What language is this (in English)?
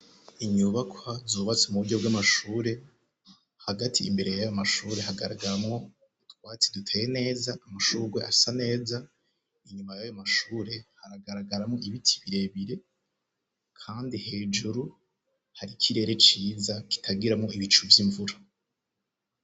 Rundi